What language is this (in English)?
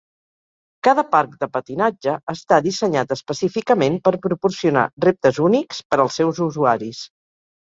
Catalan